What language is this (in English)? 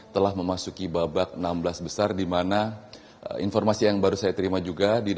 Indonesian